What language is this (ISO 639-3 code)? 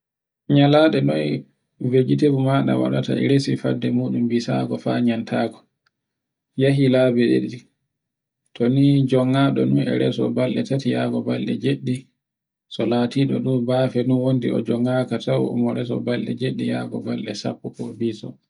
fue